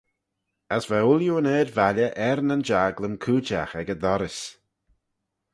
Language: Manx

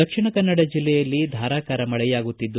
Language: Kannada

